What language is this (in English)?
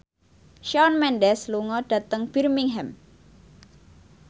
Javanese